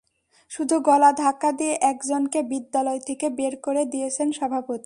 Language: Bangla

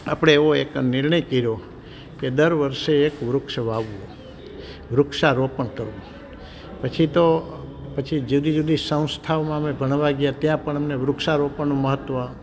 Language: Gujarati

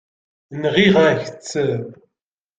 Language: Kabyle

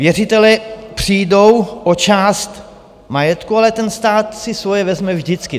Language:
Czech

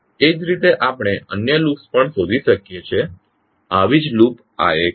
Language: Gujarati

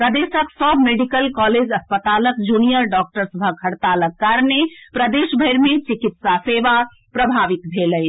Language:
Maithili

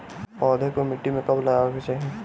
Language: Bhojpuri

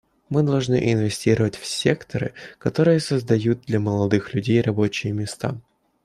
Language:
Russian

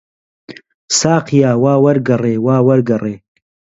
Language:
Central Kurdish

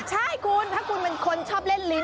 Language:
Thai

